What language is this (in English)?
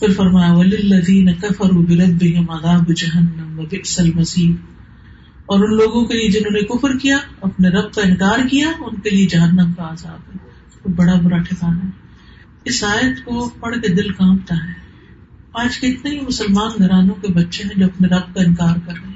Urdu